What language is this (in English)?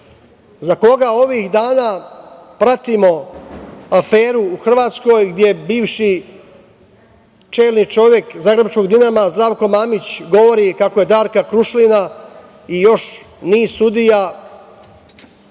Serbian